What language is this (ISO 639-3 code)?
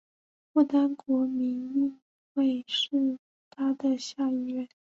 zho